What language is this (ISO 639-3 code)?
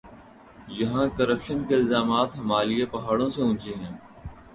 urd